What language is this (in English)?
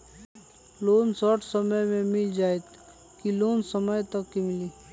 Magahi